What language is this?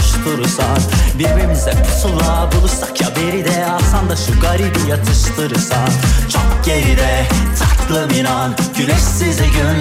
Turkish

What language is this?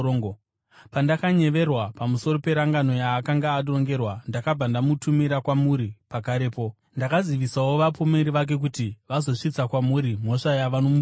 Shona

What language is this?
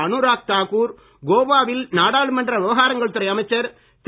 Tamil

